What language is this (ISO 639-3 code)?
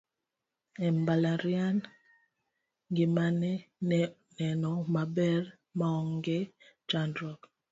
luo